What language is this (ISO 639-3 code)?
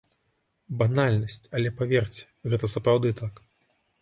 bel